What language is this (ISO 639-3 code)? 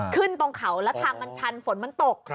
tha